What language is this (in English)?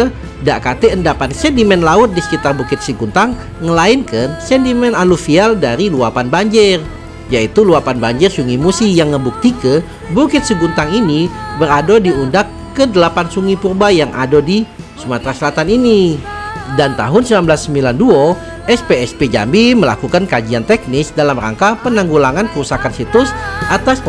Indonesian